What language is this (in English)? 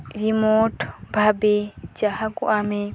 Odia